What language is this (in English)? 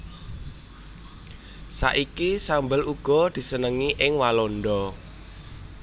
Javanese